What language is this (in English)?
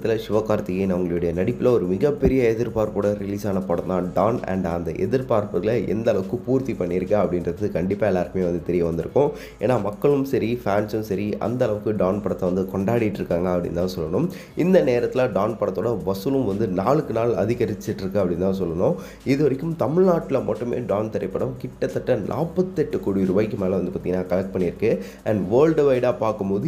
Tamil